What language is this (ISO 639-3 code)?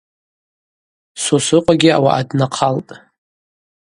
abq